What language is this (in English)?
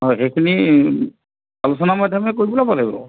Assamese